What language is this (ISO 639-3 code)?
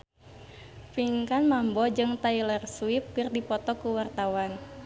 sun